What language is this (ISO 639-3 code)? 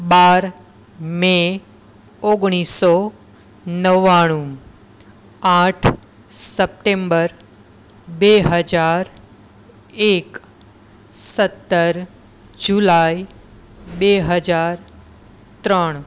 guj